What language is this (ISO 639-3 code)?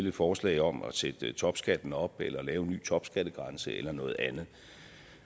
dan